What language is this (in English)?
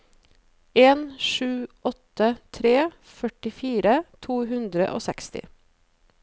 Norwegian